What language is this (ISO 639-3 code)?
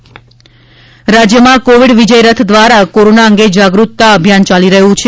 guj